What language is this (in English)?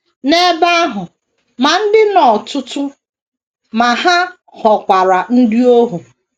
Igbo